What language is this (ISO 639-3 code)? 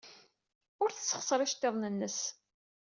kab